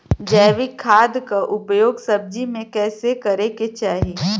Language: Bhojpuri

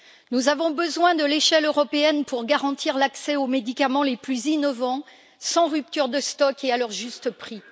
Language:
French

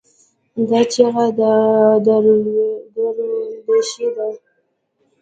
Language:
Pashto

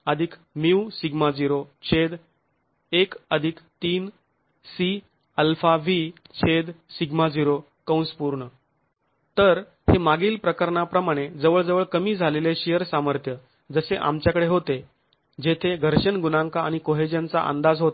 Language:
Marathi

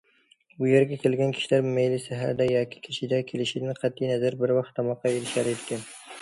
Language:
Uyghur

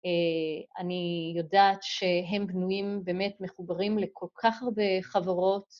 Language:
Hebrew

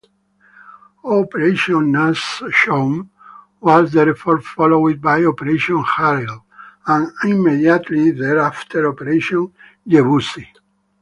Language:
English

